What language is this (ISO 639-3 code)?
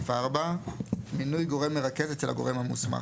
heb